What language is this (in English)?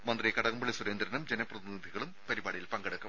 Malayalam